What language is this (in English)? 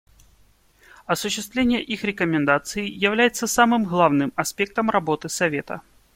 Russian